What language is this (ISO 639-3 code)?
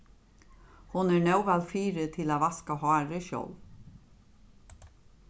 fao